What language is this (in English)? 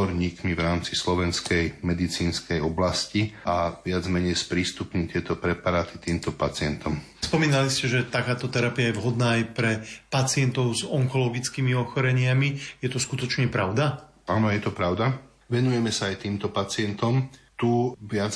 Slovak